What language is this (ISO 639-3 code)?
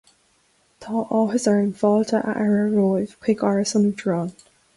gle